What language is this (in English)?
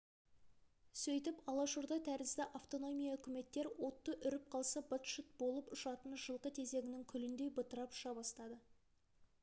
Kazakh